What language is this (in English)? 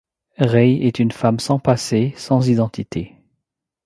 French